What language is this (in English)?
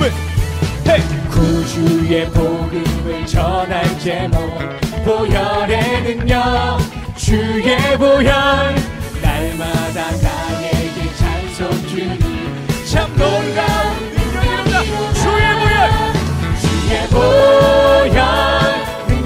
Korean